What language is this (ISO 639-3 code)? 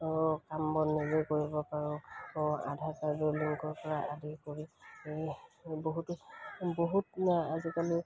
asm